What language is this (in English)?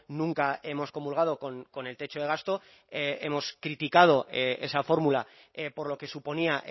Spanish